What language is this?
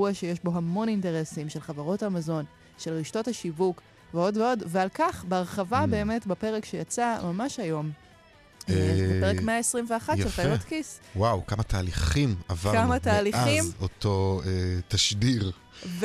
Hebrew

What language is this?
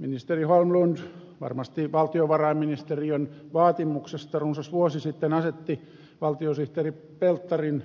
Finnish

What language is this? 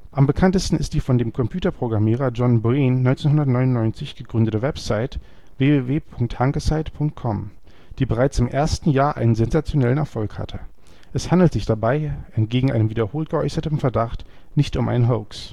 German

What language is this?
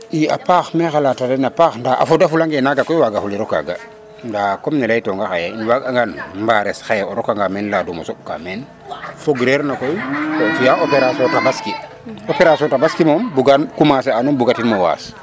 Serer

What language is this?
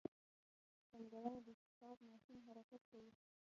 Pashto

